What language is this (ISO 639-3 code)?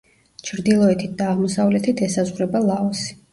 kat